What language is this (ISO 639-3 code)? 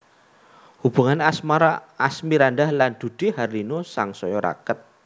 jav